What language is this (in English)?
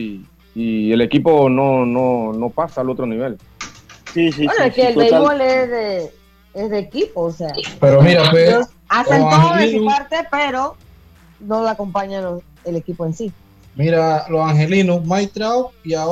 Spanish